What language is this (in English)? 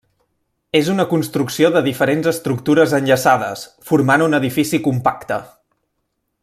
Catalan